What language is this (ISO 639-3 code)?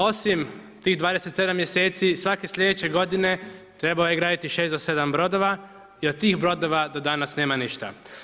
hrv